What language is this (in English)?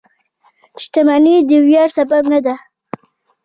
Pashto